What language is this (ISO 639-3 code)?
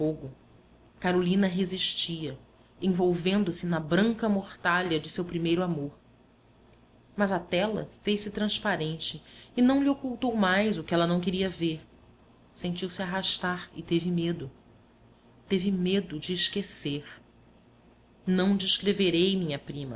por